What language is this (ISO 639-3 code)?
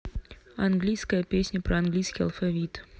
rus